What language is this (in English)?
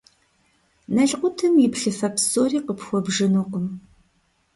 Kabardian